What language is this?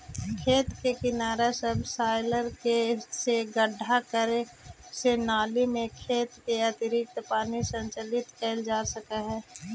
Magahi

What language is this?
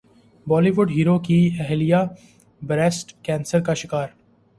Urdu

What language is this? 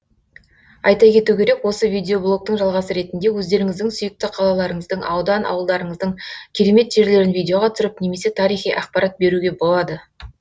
Kazakh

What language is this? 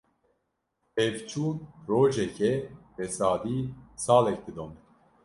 Kurdish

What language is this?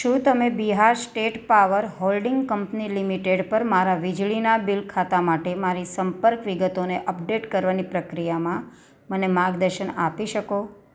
Gujarati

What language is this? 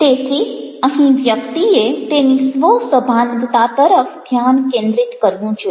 Gujarati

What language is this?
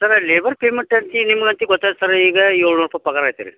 Kannada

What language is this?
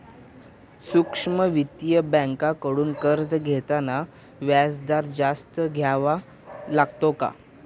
Marathi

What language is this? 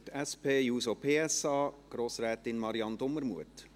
Swiss German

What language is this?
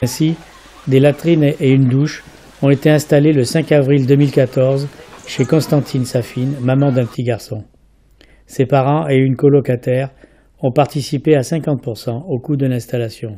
French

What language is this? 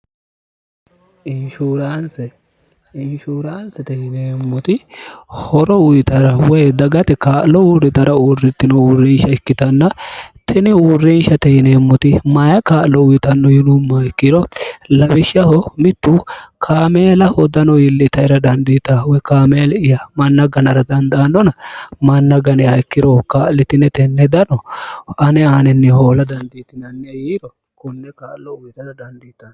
Sidamo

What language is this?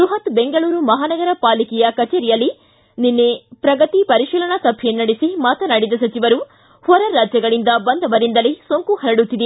Kannada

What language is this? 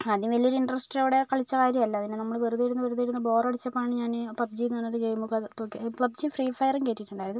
Malayalam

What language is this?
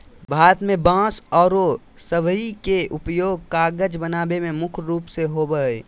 Magahi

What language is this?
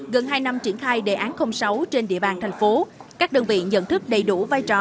Vietnamese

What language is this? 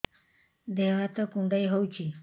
Odia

